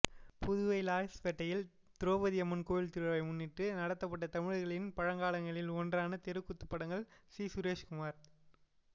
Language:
Tamil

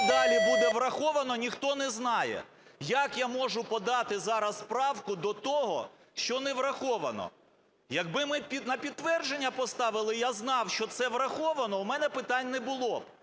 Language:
Ukrainian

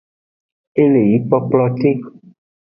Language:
Aja (Benin)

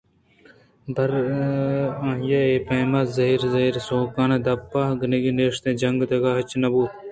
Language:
Eastern Balochi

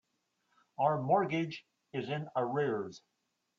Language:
English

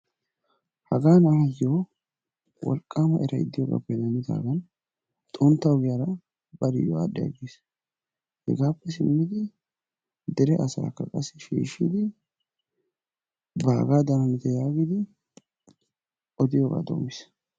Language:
Wolaytta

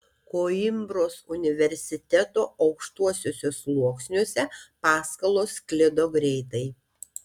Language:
Lithuanian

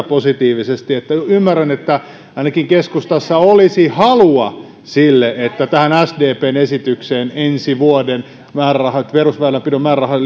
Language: Finnish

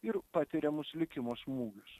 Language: Lithuanian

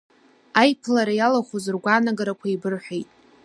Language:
Abkhazian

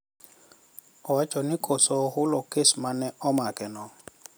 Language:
Luo (Kenya and Tanzania)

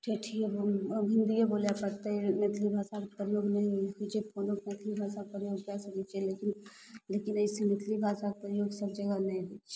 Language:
Maithili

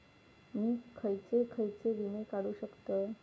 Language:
Marathi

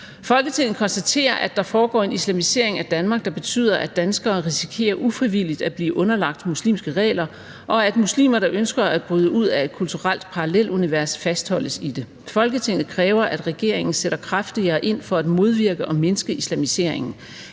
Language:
Danish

